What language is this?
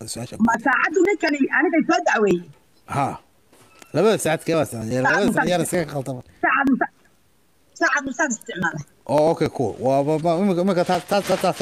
Arabic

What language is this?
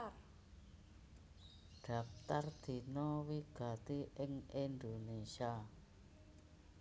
Javanese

